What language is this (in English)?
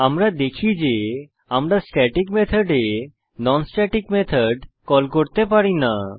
Bangla